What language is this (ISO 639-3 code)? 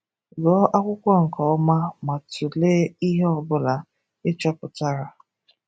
ibo